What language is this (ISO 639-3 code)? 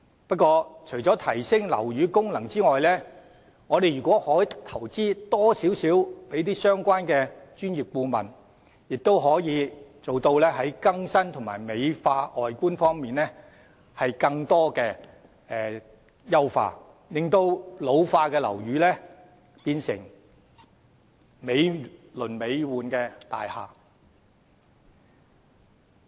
yue